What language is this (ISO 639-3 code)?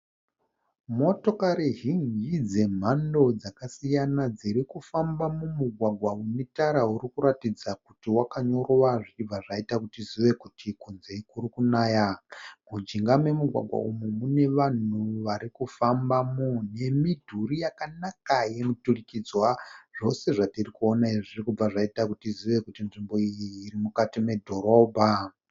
sna